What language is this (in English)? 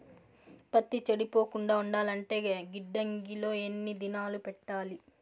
Telugu